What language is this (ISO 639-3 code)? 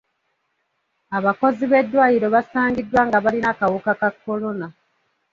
lug